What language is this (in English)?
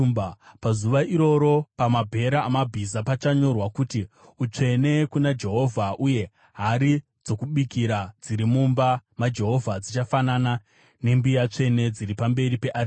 Shona